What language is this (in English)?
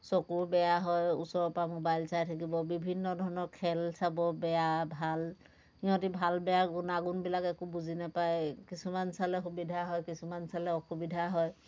Assamese